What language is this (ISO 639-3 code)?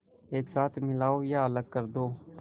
hin